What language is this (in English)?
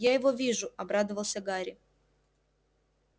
Russian